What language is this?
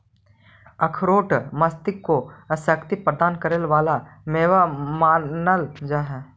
Magahi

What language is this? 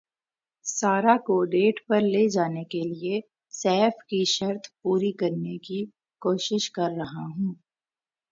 Urdu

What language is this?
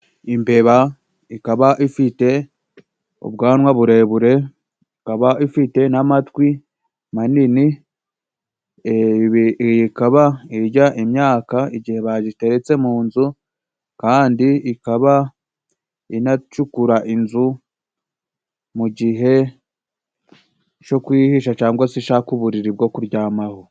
Kinyarwanda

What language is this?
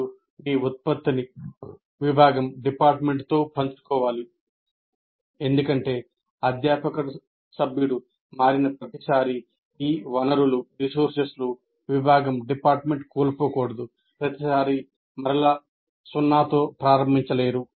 Telugu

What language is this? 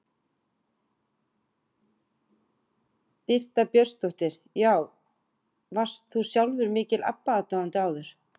Icelandic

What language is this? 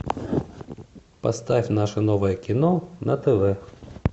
Russian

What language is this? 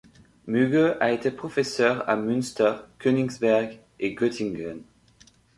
French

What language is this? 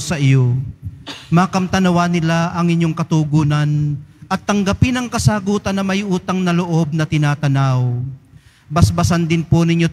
Filipino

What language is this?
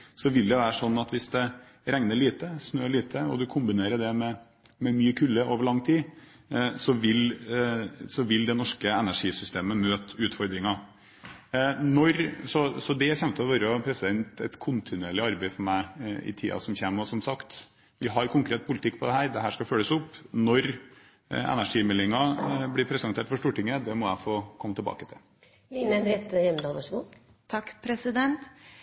Norwegian Bokmål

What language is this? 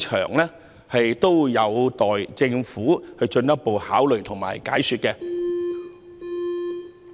Cantonese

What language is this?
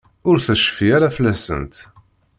Kabyle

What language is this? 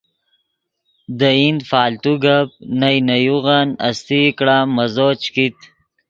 Yidgha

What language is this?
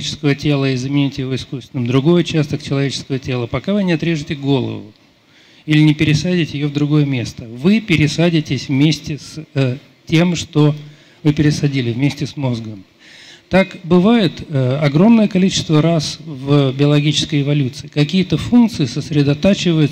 Russian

